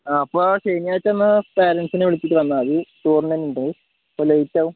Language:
Malayalam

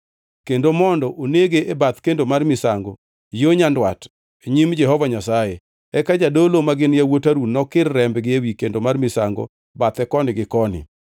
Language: Luo (Kenya and Tanzania)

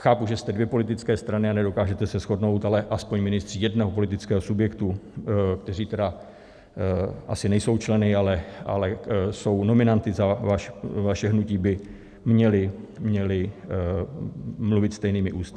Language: Czech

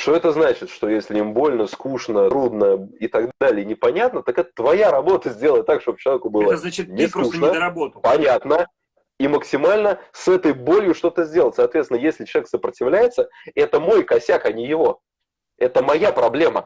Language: Russian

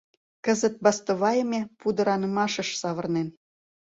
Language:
Mari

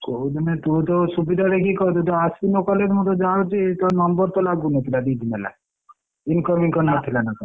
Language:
Odia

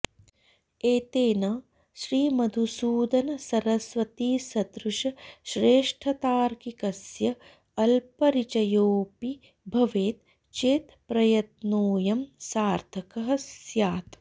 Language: Sanskrit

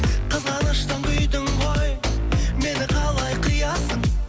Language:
Kazakh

